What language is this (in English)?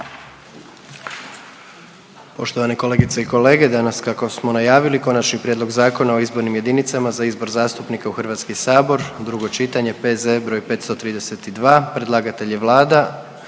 Croatian